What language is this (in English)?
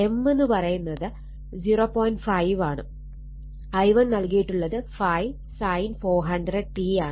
Malayalam